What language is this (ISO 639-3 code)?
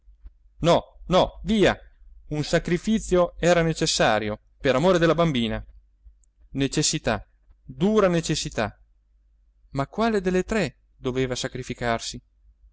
ita